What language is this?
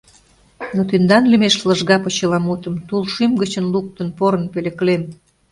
Mari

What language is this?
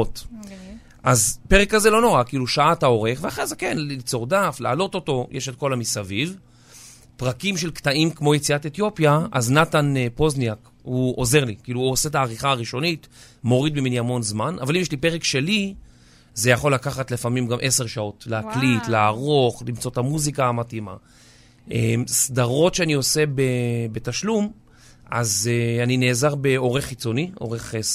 Hebrew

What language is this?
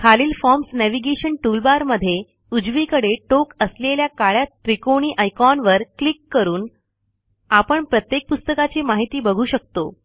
Marathi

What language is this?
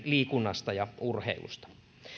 Finnish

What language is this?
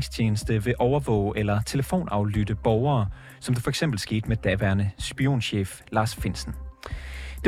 Danish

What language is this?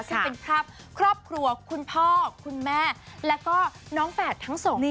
Thai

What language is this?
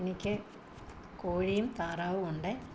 Malayalam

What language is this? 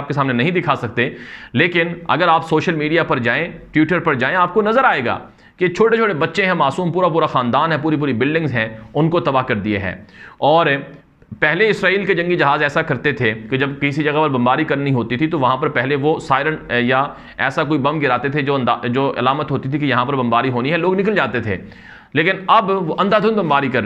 Hindi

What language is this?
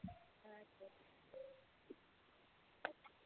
Tamil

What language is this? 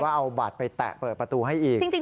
Thai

